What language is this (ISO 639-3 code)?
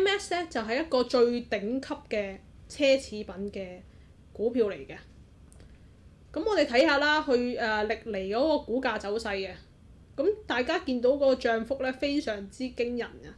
zho